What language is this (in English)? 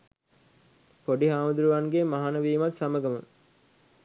Sinhala